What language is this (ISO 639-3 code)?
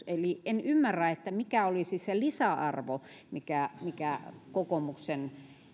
fin